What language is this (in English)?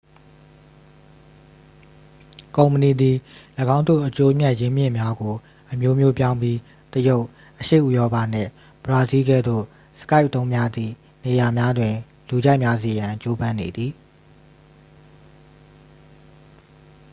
Burmese